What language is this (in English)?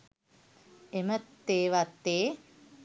Sinhala